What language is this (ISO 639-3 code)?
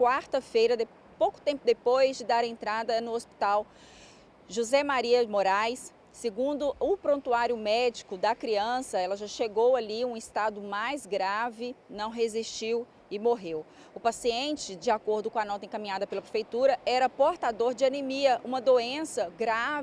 por